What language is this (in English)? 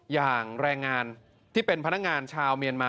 Thai